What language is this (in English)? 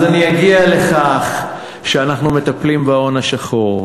Hebrew